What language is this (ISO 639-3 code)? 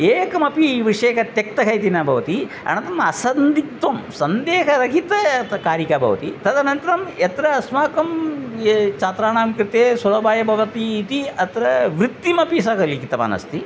san